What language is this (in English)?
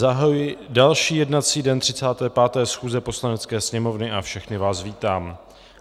Czech